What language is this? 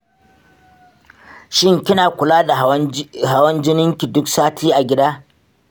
Hausa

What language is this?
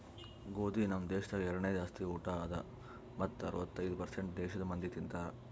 Kannada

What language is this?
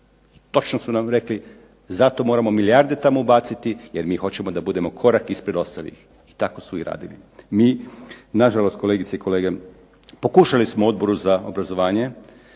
Croatian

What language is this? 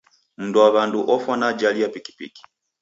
Taita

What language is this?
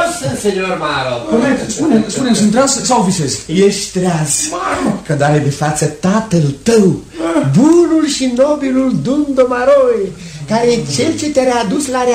Romanian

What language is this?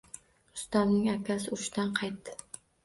Uzbek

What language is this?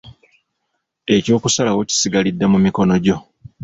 Ganda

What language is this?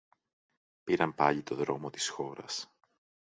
Greek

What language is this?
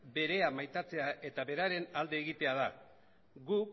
Basque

